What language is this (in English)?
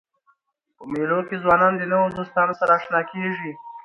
Pashto